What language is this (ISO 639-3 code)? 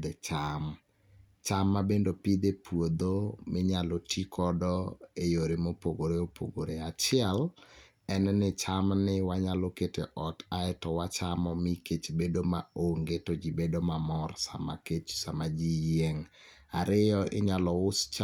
luo